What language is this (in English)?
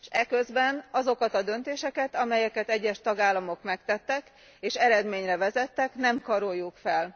Hungarian